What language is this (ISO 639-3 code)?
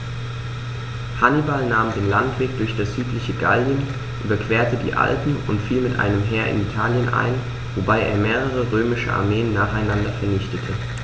deu